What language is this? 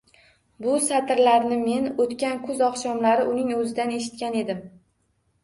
Uzbek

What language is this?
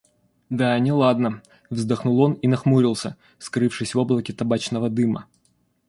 Russian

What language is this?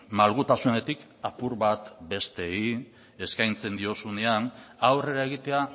Basque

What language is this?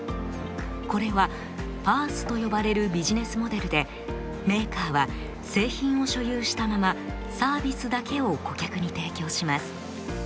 Japanese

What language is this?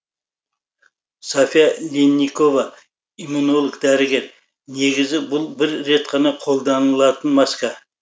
Kazakh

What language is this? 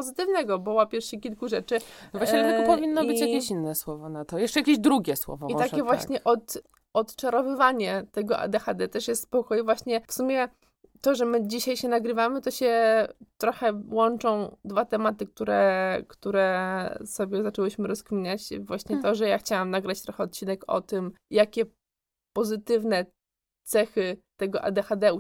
Polish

